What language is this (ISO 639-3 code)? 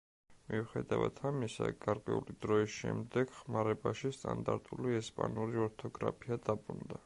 kat